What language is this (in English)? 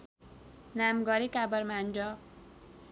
Nepali